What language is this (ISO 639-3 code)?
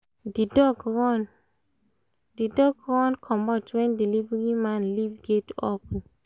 pcm